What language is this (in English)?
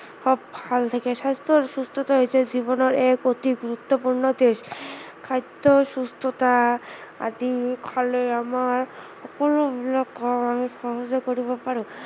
Assamese